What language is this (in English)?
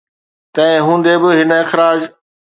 Sindhi